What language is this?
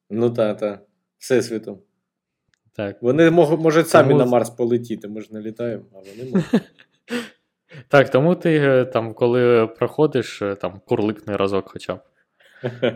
Ukrainian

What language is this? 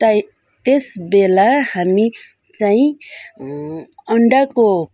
Nepali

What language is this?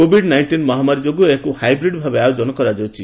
Odia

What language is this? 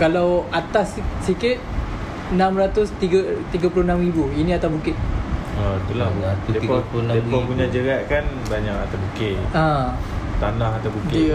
Malay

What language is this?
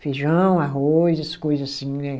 Portuguese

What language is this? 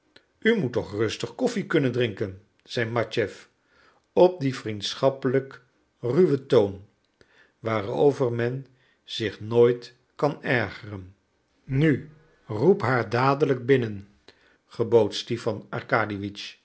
Dutch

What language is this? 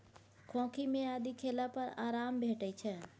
Maithili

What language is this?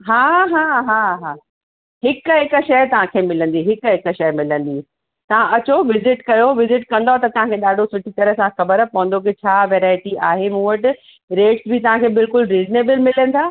Sindhi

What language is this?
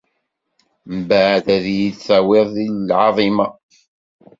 Kabyle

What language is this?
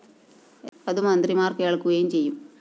Malayalam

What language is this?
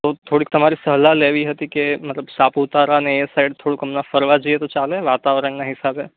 Gujarati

